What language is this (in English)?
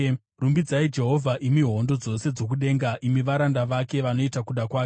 Shona